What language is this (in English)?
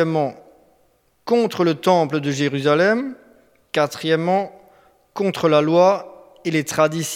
French